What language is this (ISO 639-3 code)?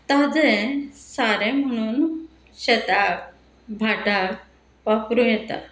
kok